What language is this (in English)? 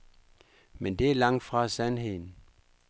Danish